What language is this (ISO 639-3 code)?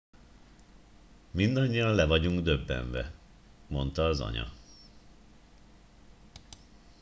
hun